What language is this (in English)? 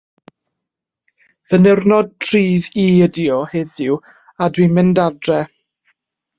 Welsh